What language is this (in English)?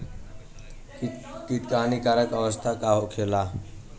Bhojpuri